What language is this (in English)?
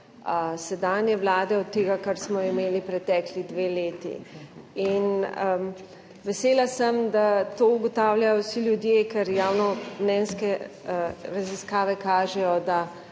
Slovenian